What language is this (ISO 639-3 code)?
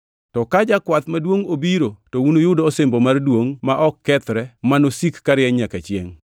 luo